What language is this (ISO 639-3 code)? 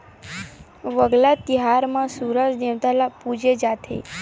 hne